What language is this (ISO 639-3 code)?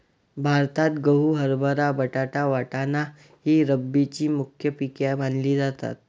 mar